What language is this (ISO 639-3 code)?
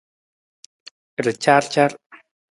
nmz